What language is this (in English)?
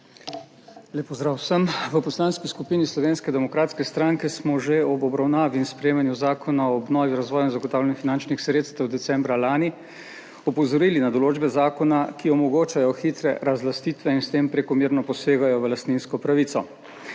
Slovenian